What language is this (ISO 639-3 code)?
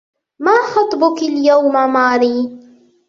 ara